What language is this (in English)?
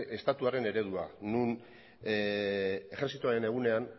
Basque